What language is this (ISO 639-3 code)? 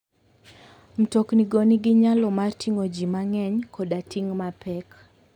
luo